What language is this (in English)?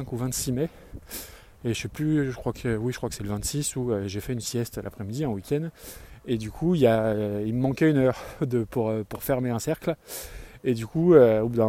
French